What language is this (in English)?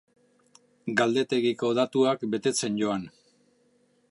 Basque